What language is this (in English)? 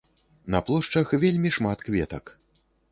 Belarusian